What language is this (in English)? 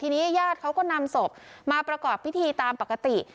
Thai